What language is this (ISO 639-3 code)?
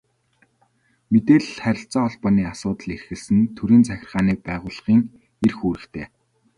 mon